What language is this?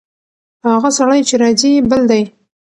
Pashto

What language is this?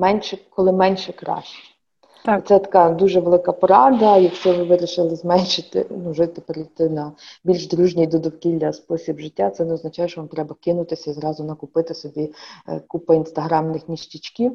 Ukrainian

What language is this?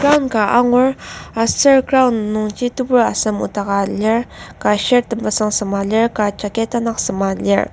Ao Naga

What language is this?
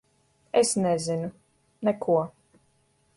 Latvian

